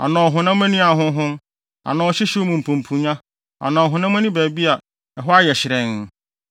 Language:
Akan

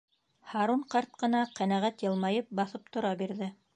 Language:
Bashkir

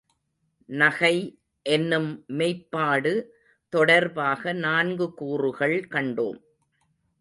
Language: Tamil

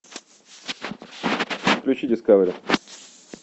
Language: Russian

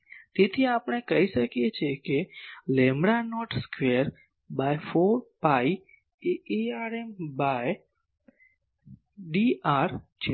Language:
Gujarati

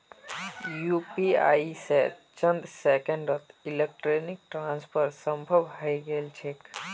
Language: Magahi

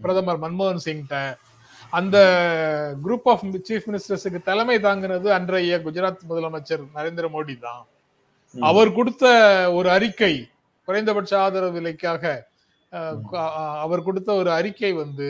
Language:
Tamil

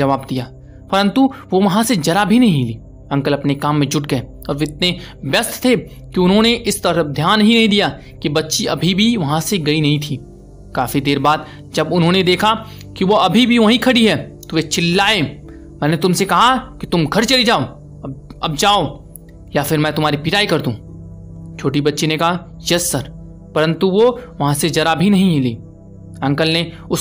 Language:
Hindi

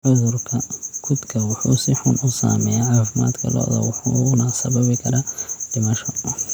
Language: Somali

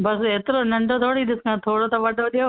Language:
Sindhi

